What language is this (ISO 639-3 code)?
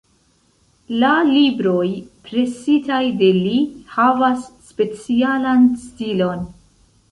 epo